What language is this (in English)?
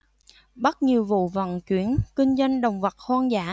Vietnamese